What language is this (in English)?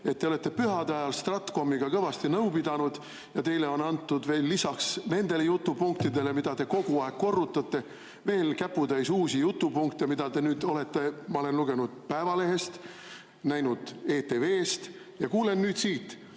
Estonian